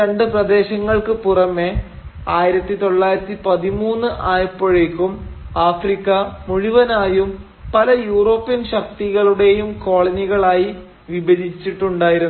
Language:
Malayalam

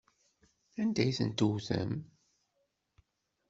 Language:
Kabyle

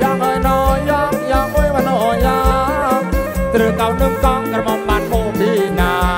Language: Thai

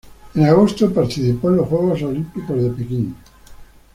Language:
Spanish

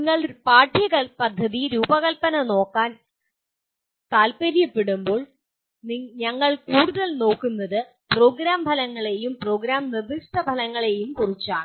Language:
Malayalam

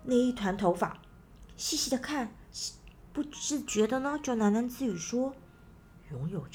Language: Chinese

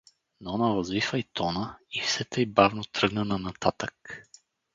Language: Bulgarian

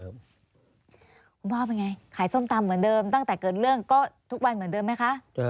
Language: Thai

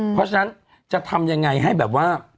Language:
Thai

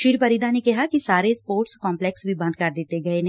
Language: Punjabi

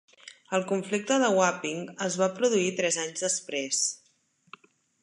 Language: Catalan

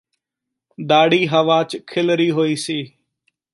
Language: Punjabi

